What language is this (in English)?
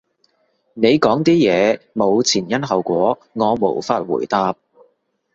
Cantonese